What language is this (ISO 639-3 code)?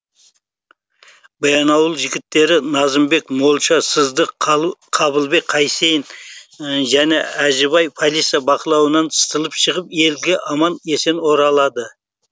kaz